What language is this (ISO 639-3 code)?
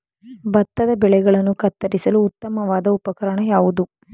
kan